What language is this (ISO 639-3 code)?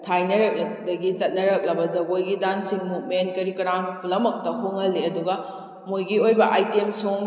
mni